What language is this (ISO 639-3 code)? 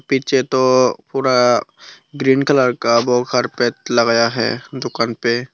hin